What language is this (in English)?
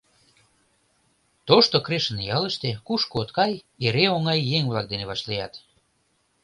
Mari